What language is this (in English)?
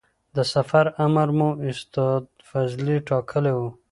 Pashto